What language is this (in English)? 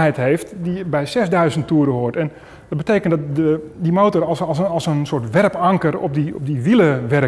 Dutch